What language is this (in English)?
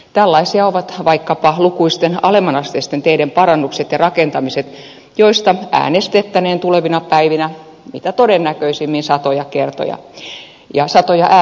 Finnish